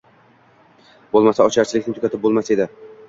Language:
Uzbek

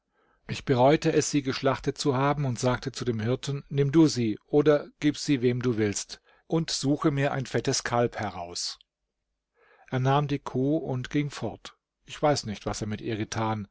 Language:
German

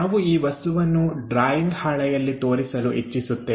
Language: Kannada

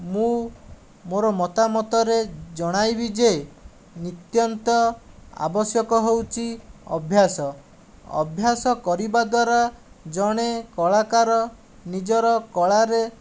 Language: Odia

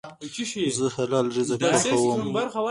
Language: Pashto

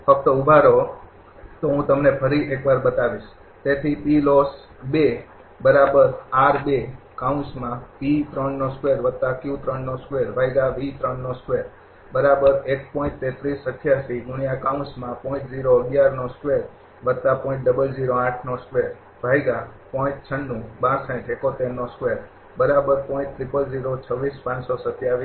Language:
Gujarati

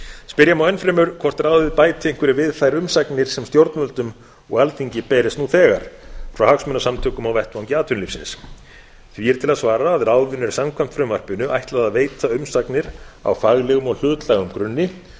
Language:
Icelandic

